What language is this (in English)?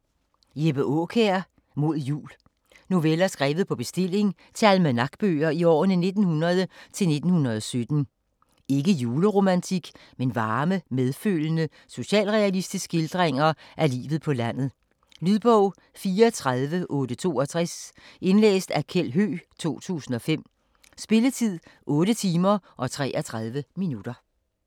Danish